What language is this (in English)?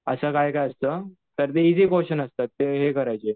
Marathi